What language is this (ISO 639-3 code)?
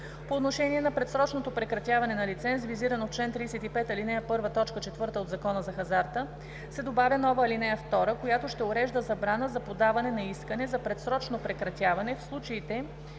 bul